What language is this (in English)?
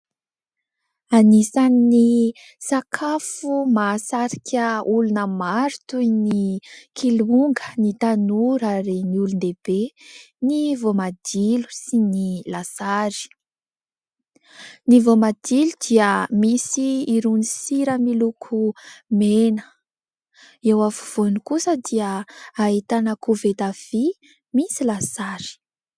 Malagasy